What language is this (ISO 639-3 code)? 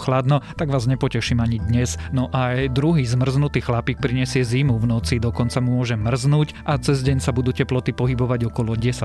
slk